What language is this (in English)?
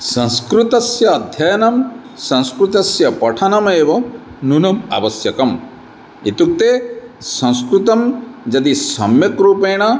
Sanskrit